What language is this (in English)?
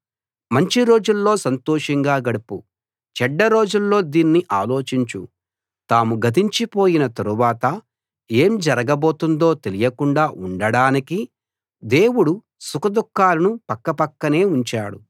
Telugu